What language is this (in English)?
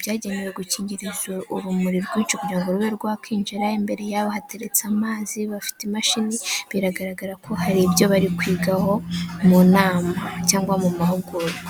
Kinyarwanda